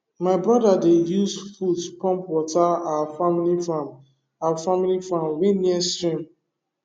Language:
Nigerian Pidgin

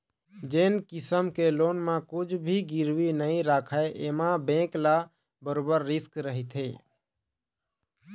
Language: Chhattisgarhi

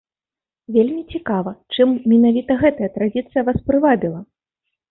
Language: Belarusian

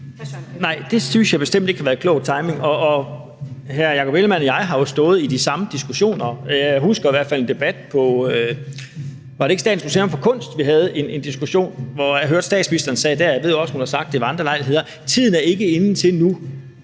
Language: Danish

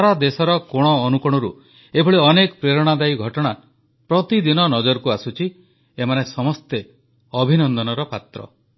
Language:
Odia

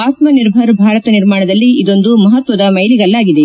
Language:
Kannada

